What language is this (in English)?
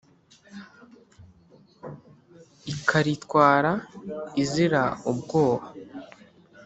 Kinyarwanda